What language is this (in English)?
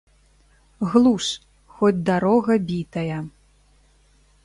Belarusian